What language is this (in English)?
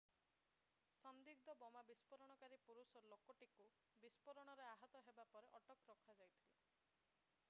Odia